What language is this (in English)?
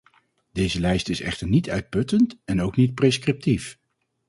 Dutch